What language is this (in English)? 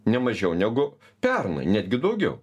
Lithuanian